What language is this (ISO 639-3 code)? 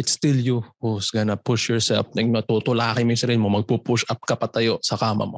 fil